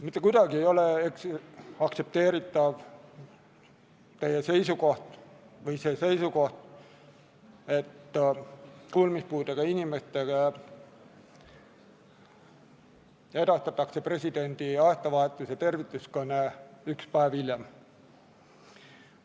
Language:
Estonian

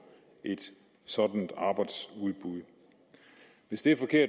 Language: Danish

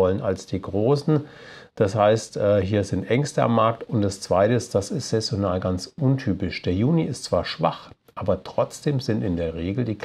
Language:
German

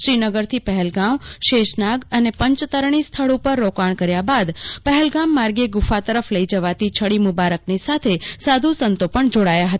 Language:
Gujarati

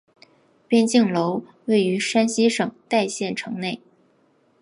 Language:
Chinese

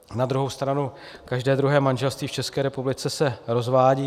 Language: Czech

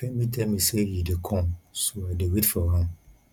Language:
Nigerian Pidgin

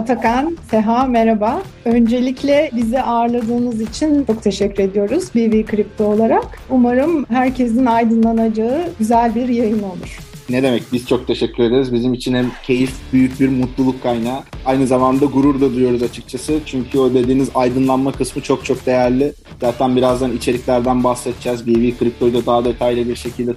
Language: Turkish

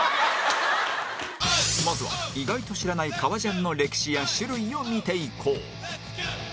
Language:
Japanese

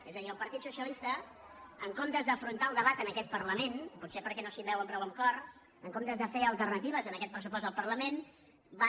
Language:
Catalan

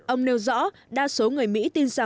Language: Vietnamese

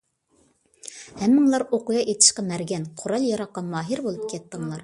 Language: Uyghur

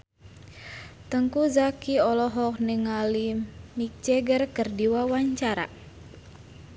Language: Sundanese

